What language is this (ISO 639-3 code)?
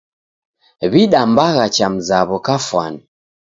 dav